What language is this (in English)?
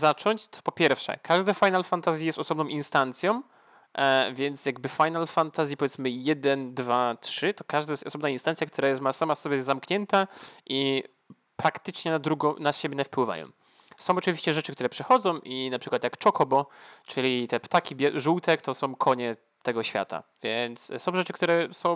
Polish